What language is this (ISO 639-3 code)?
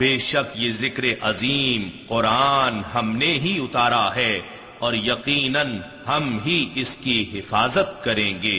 urd